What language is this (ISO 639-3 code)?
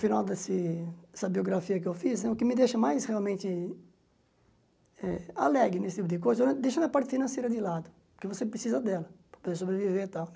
por